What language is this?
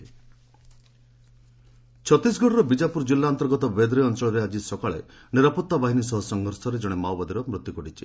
Odia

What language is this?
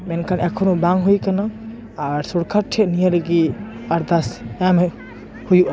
Santali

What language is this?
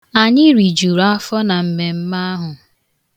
Igbo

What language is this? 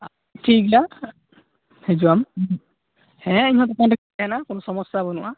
Santali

